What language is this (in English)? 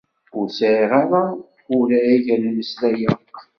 Kabyle